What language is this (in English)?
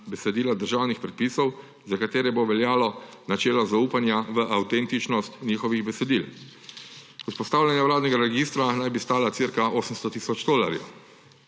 Slovenian